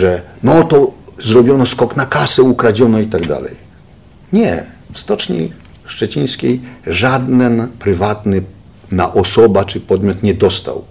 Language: Polish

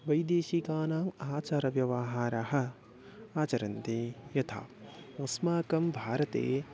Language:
Sanskrit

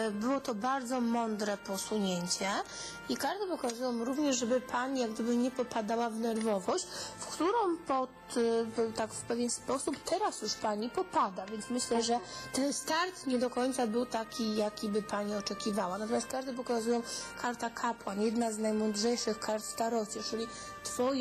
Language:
Polish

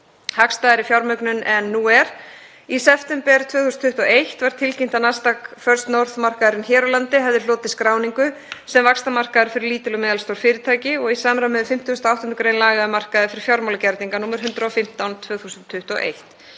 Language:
Icelandic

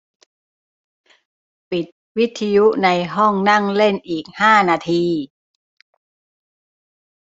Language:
Thai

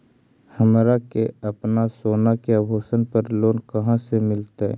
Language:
Magahi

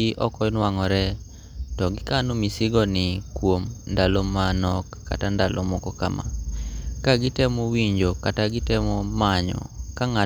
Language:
Luo (Kenya and Tanzania)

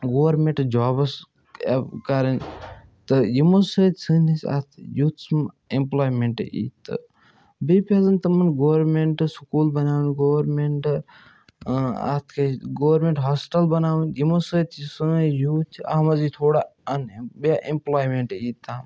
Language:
Kashmiri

